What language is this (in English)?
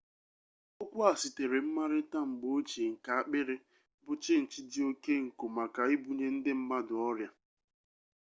Igbo